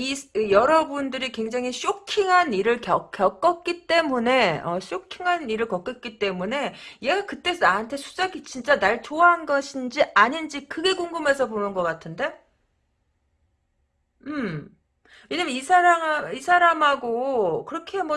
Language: Korean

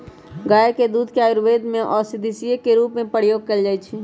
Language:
Magahi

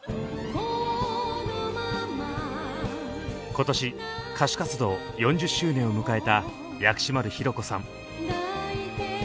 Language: Japanese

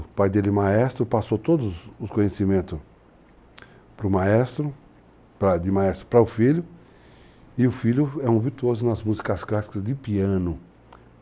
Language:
Portuguese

